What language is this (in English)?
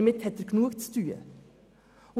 Swiss German